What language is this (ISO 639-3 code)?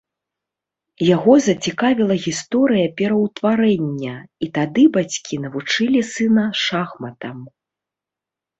bel